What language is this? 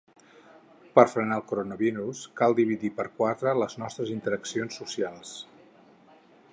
Catalan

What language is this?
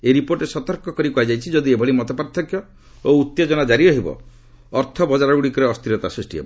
Odia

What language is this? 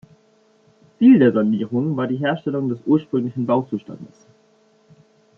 German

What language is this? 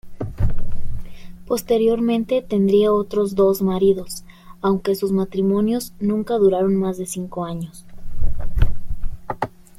Spanish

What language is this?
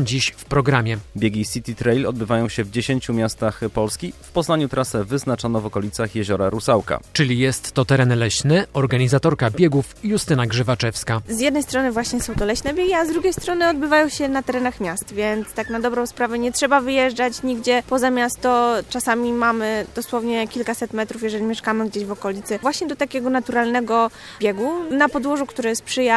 Polish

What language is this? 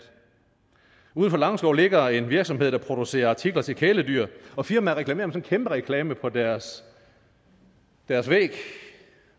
Danish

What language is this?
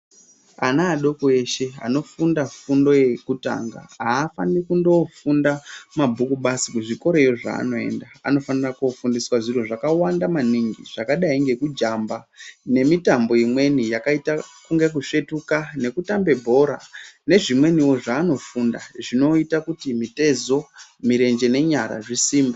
Ndau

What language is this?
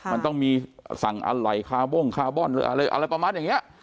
Thai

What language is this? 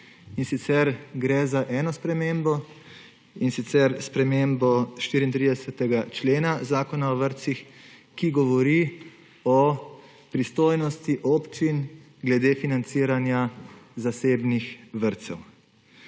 Slovenian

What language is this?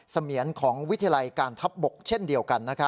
Thai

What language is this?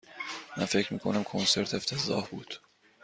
Persian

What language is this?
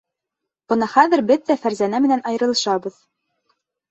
Bashkir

